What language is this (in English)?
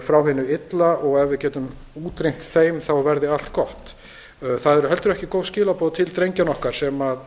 Icelandic